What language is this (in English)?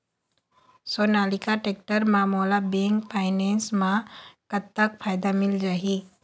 Chhattisgarhi